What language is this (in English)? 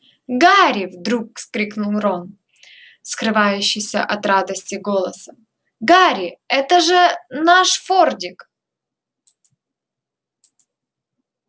Russian